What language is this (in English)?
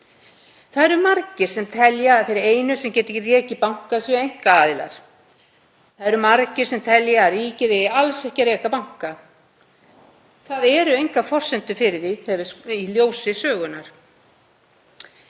Icelandic